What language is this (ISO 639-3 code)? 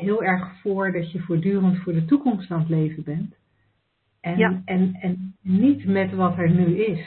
nld